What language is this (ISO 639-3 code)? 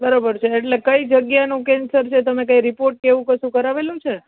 guj